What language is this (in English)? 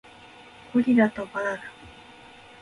Japanese